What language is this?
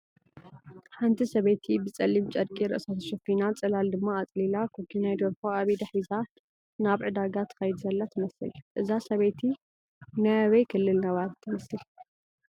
Tigrinya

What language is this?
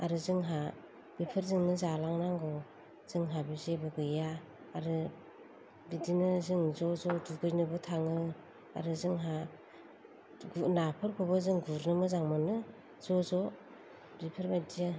Bodo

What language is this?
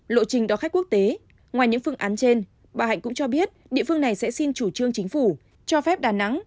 Vietnamese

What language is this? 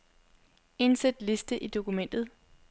Danish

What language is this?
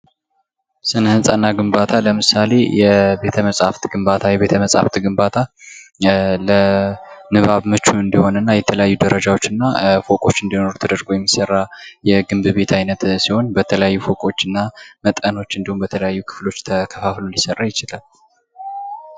Amharic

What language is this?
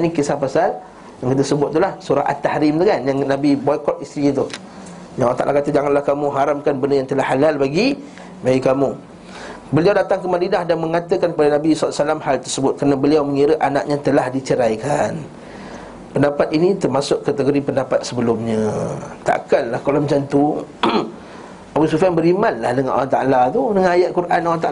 Malay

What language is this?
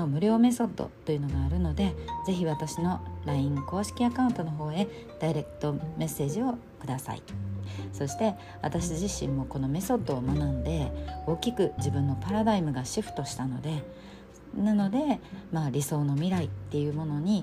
Japanese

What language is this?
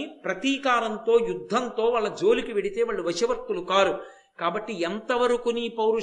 Telugu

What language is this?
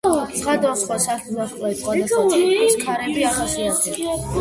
Georgian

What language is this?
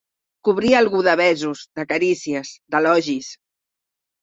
Catalan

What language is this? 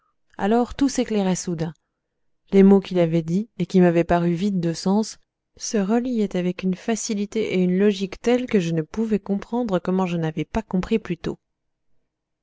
French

